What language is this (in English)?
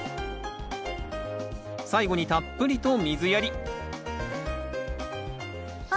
Japanese